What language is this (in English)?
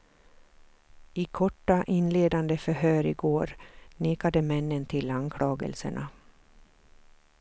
Swedish